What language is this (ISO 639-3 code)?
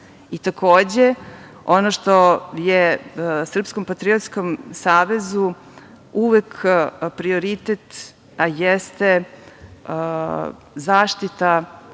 srp